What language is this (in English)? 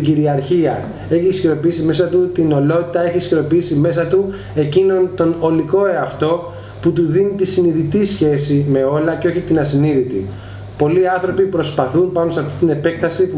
Greek